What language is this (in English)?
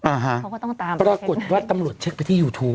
Thai